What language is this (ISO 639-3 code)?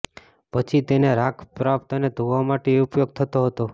guj